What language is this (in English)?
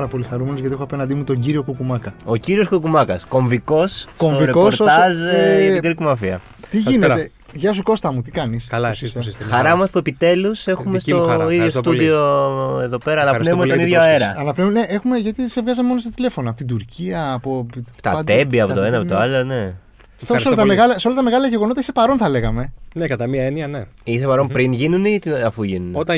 Greek